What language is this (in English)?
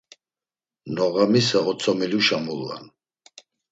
Laz